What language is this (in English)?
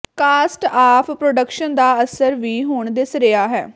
Punjabi